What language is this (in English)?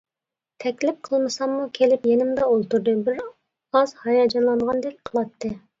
Uyghur